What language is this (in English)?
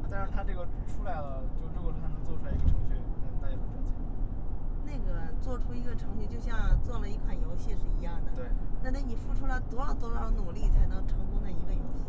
Chinese